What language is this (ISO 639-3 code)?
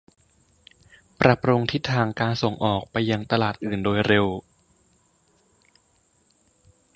tha